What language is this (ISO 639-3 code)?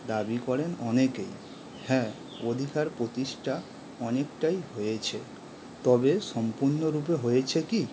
ben